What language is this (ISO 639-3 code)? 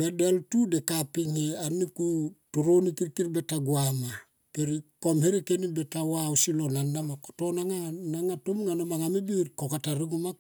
tqp